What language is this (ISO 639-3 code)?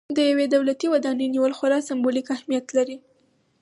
pus